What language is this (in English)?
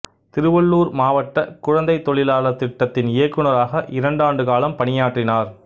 Tamil